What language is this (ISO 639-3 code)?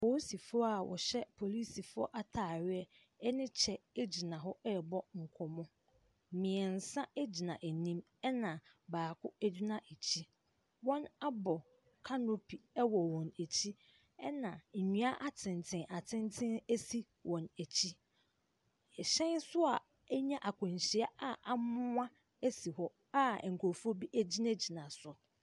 aka